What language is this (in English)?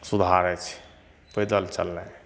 Maithili